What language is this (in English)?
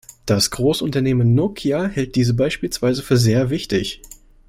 German